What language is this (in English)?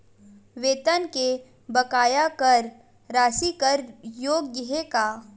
Chhattisgarhi